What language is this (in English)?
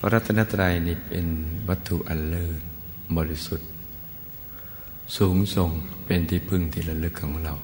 Thai